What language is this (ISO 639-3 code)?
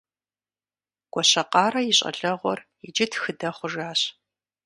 kbd